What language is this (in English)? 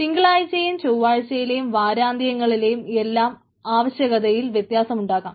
Malayalam